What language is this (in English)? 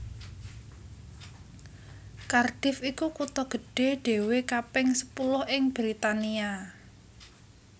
Javanese